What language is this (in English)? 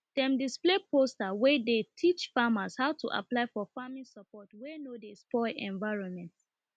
Nigerian Pidgin